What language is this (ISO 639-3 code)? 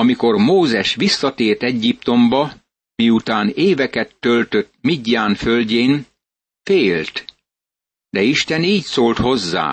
hun